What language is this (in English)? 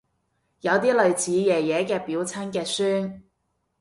Cantonese